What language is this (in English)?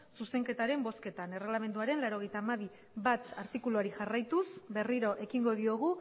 Basque